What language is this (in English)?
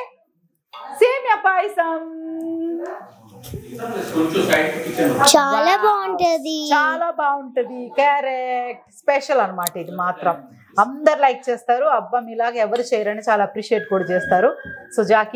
Telugu